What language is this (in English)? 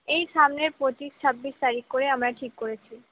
Bangla